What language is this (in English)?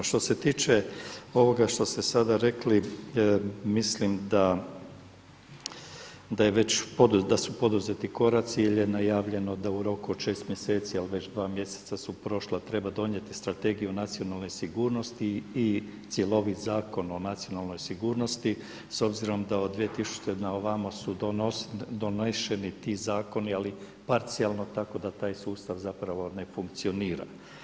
Croatian